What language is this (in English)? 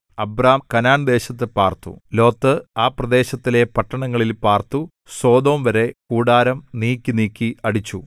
Malayalam